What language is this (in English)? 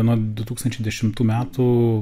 Lithuanian